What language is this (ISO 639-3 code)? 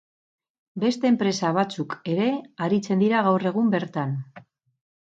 eus